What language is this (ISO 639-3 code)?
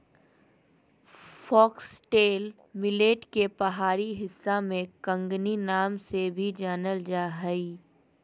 mag